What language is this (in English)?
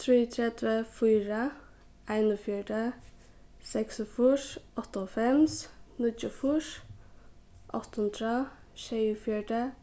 Faroese